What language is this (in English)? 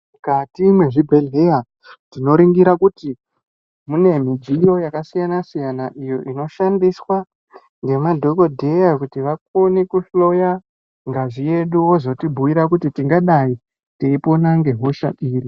Ndau